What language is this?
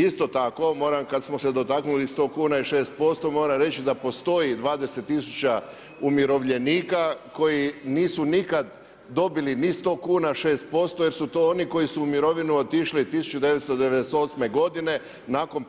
Croatian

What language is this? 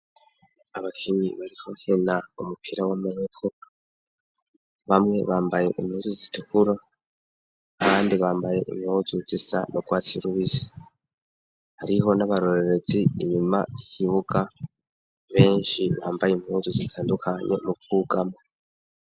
Rundi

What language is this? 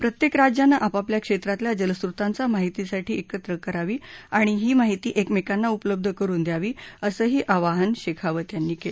Marathi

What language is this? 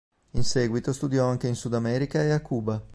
Italian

